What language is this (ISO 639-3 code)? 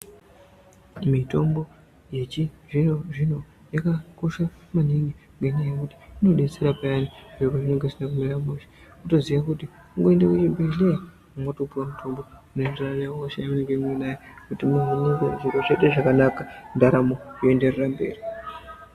ndc